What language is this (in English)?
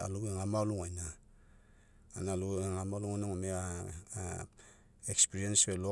Mekeo